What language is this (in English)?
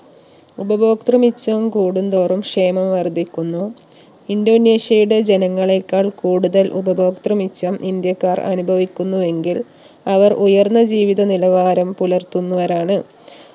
Malayalam